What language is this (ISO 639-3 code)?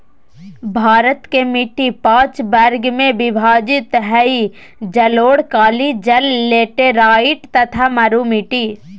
mag